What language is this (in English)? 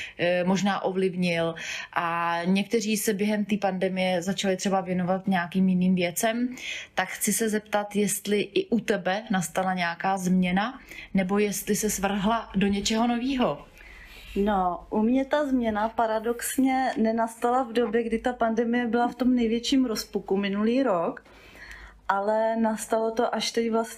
Czech